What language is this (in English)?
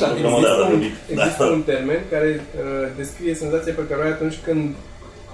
Romanian